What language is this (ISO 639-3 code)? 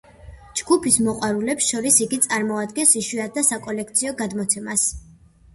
kat